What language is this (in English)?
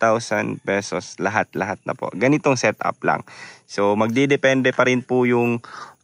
Filipino